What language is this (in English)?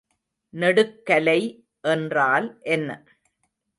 Tamil